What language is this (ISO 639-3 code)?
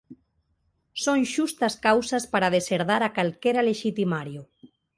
glg